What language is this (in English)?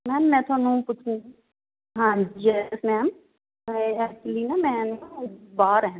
Punjabi